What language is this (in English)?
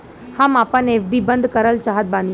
Bhojpuri